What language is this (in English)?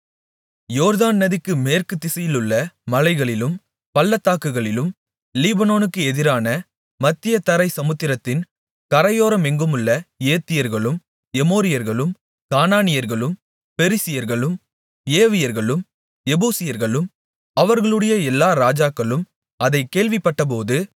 Tamil